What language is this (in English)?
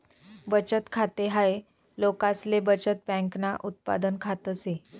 Marathi